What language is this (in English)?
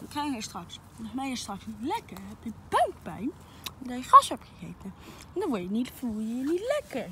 Dutch